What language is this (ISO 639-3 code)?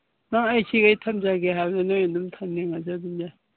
mni